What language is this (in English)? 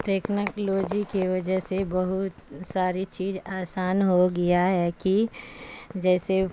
Urdu